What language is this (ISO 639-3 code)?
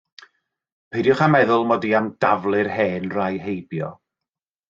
cym